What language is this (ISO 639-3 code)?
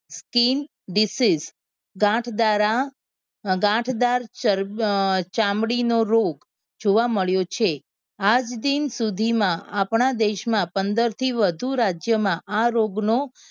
guj